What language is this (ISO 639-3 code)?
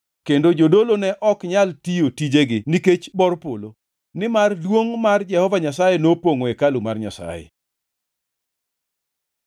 luo